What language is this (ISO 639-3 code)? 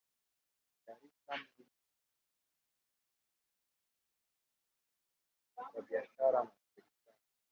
swa